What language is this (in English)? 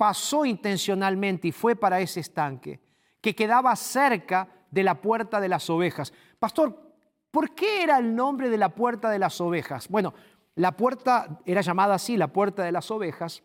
Spanish